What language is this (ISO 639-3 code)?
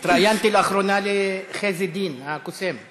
heb